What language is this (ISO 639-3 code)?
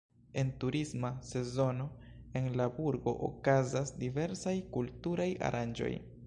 epo